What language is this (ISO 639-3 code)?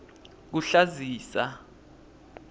ssw